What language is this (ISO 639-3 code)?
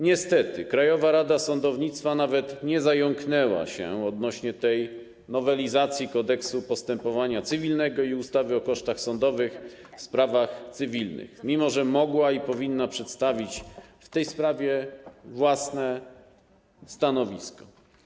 pol